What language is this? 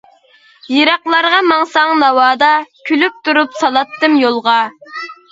Uyghur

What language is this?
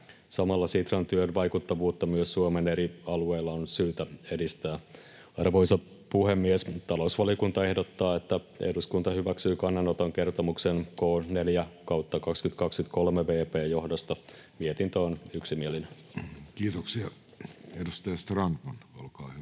Finnish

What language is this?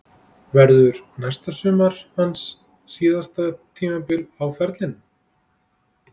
Icelandic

